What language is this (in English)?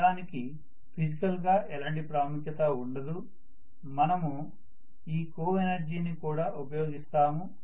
Telugu